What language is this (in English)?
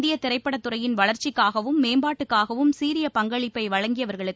Tamil